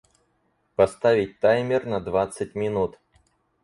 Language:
Russian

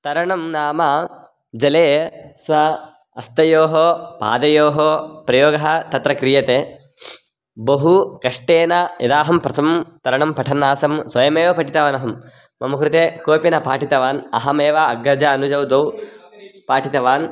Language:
Sanskrit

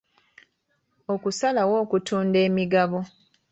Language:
Ganda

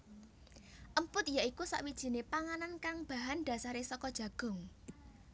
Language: Javanese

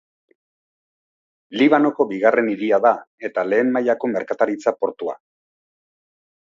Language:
Basque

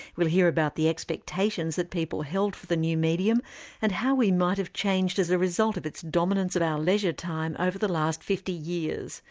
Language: English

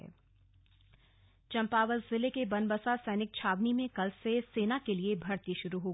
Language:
Hindi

